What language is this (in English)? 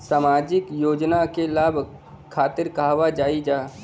Bhojpuri